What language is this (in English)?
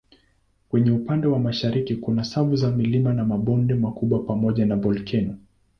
Swahili